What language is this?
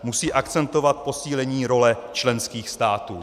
Czech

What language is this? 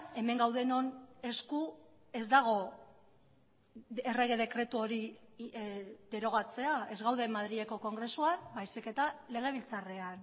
Basque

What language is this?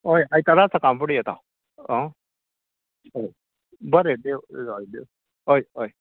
Konkani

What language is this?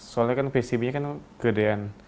Indonesian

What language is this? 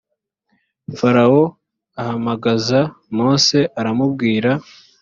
Kinyarwanda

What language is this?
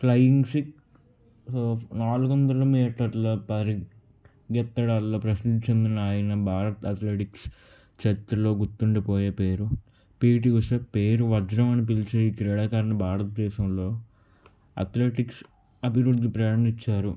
Telugu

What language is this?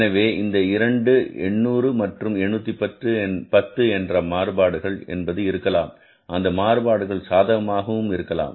Tamil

